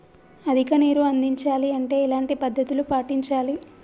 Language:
Telugu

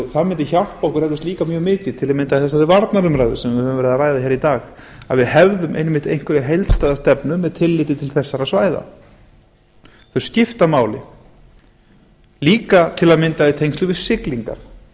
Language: Icelandic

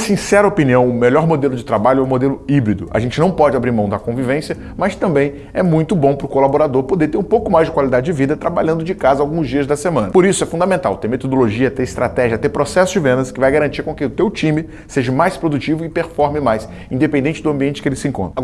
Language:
Portuguese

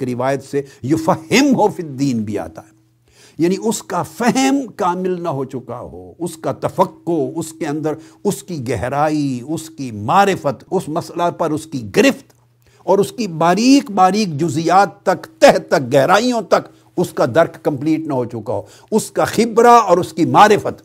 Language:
Urdu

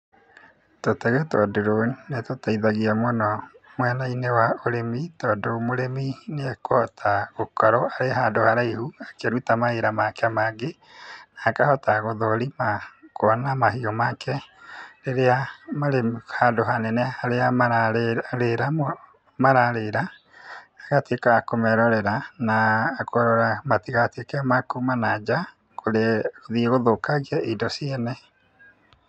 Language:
Kikuyu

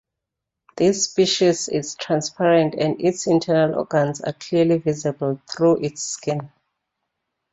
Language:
English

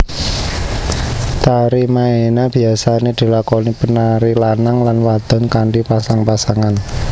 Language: Javanese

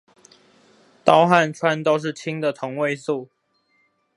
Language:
Chinese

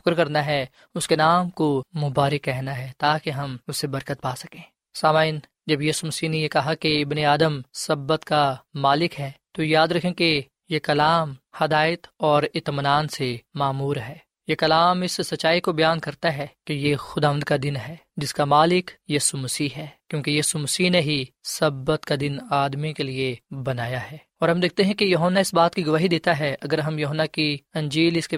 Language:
Urdu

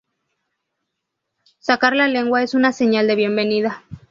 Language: Spanish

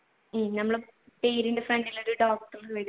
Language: Malayalam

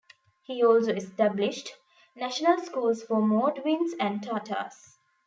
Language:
English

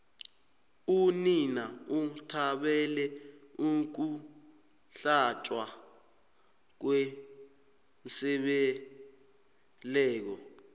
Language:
South Ndebele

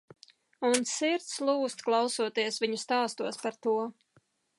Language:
Latvian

